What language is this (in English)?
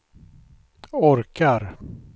Swedish